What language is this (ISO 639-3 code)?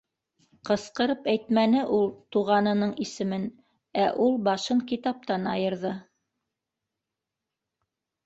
bak